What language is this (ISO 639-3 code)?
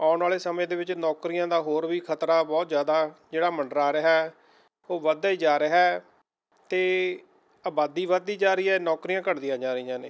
pan